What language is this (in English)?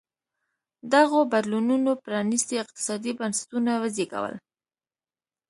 Pashto